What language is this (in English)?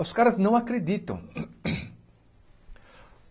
Portuguese